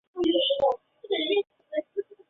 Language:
Chinese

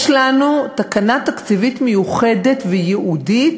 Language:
Hebrew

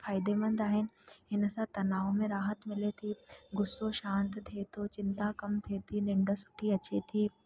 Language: Sindhi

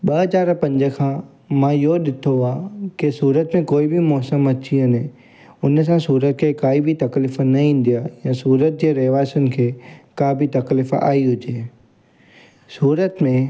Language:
Sindhi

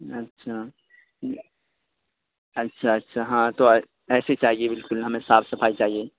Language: Urdu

